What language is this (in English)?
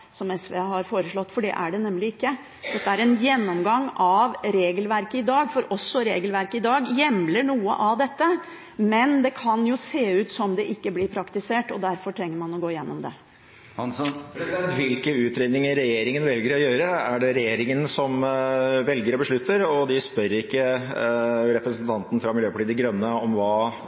Norwegian Bokmål